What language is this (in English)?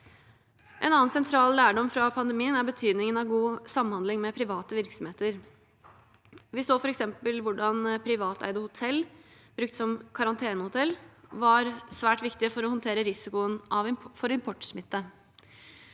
Norwegian